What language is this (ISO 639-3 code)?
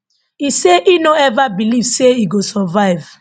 pcm